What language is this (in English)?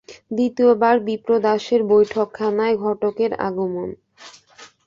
Bangla